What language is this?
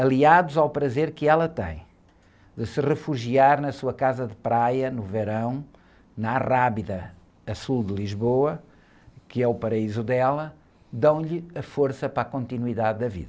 Portuguese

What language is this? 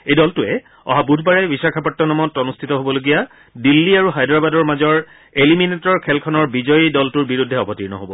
Assamese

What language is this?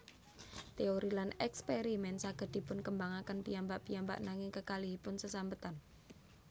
Javanese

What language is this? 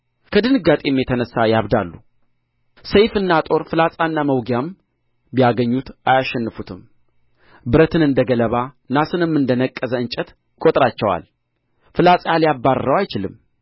Amharic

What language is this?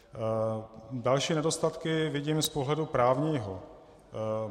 Czech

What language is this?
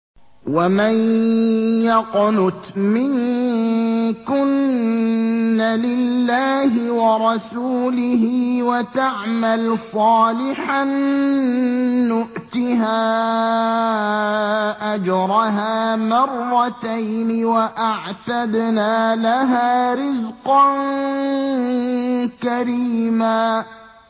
Arabic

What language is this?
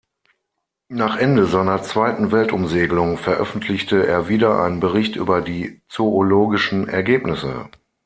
German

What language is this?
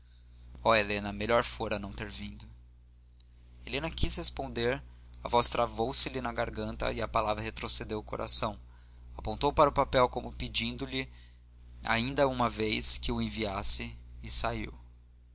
Portuguese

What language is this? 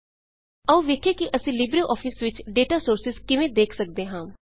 Punjabi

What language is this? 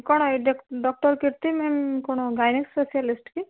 Odia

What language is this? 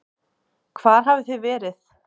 Icelandic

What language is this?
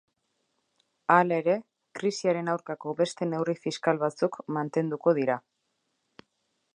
Basque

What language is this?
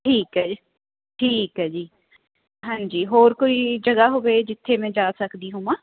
Punjabi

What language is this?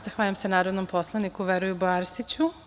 Serbian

